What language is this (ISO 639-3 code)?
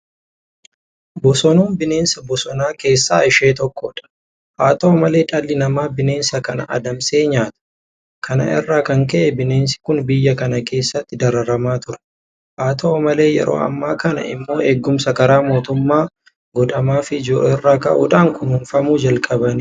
orm